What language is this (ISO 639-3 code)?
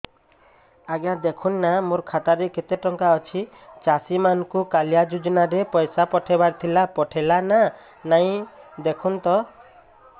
ori